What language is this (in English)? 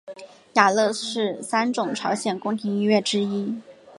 Chinese